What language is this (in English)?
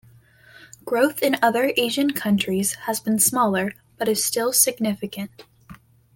English